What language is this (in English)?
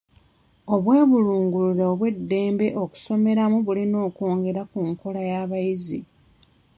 Ganda